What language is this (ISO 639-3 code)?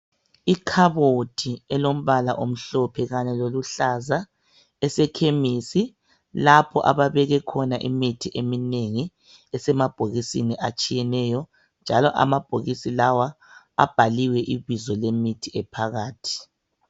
nde